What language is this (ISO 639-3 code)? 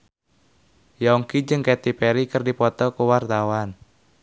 sun